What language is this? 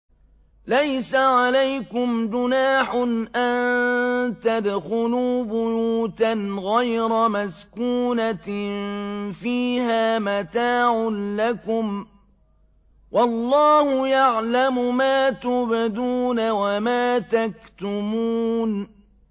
Arabic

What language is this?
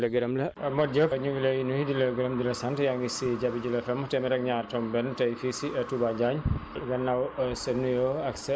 Wolof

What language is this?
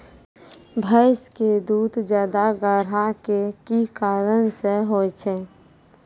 Maithili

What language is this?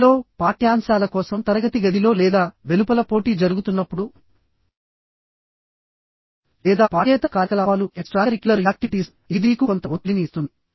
Telugu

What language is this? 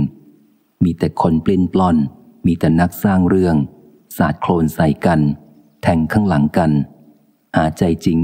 Thai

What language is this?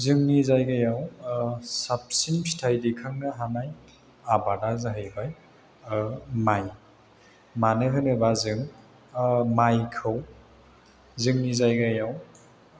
Bodo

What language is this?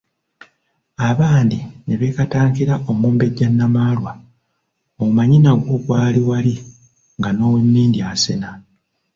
Ganda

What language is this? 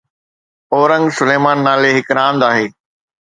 Sindhi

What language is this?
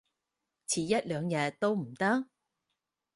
Cantonese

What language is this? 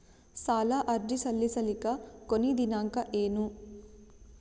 Kannada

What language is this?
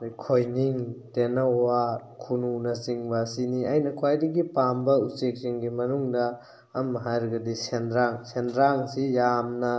Manipuri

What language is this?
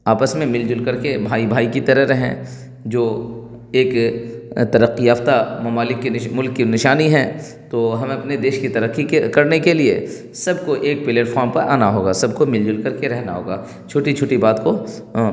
Urdu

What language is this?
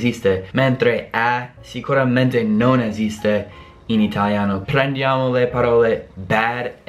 Italian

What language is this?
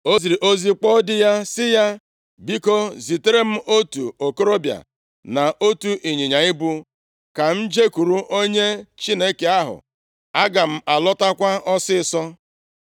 Igbo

